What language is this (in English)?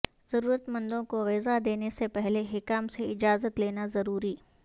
Urdu